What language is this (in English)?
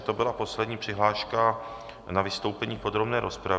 Czech